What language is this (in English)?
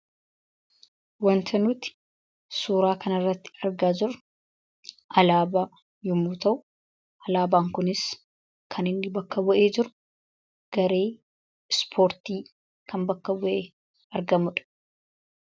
Oromo